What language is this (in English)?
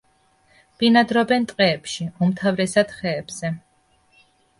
Georgian